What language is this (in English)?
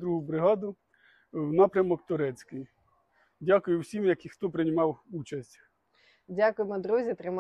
Ukrainian